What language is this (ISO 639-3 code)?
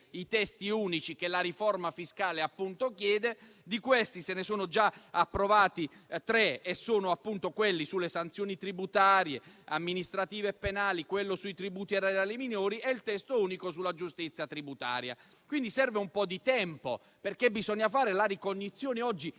ita